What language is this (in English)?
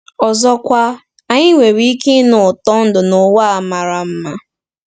Igbo